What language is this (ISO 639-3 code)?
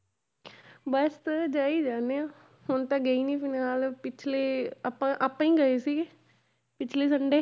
pan